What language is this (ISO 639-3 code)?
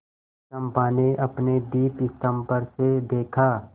hin